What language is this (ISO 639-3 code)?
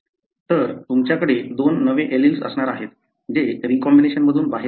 mar